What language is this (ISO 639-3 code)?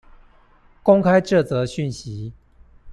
zho